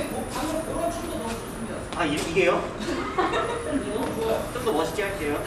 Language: Korean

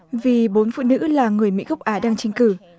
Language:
Vietnamese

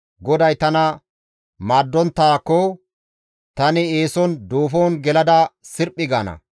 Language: Gamo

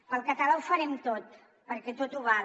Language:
Catalan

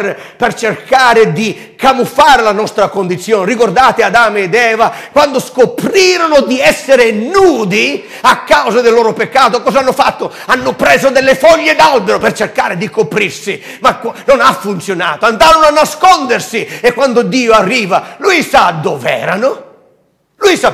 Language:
Italian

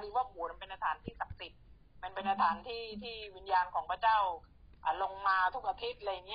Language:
Thai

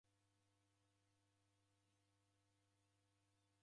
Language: Taita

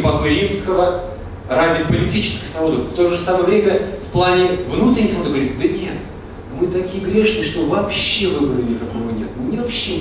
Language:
Russian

